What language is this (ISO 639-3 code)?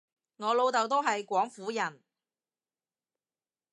yue